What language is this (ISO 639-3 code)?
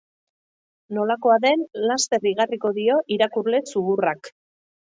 eus